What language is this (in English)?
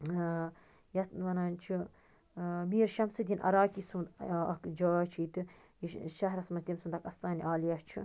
Kashmiri